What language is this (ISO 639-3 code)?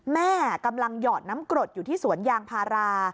tha